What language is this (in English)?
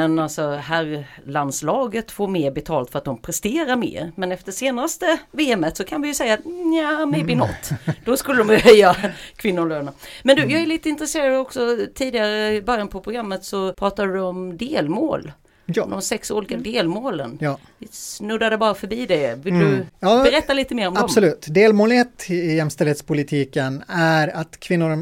Swedish